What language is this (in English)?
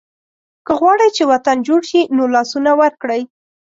Pashto